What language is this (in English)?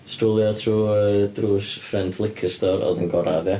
Welsh